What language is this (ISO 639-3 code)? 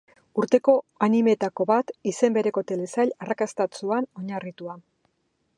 eus